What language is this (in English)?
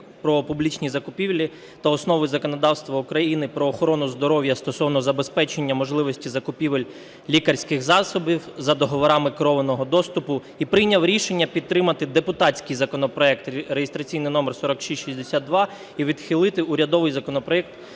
Ukrainian